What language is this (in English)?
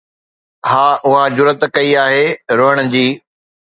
Sindhi